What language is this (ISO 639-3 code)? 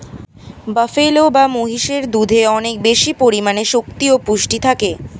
ben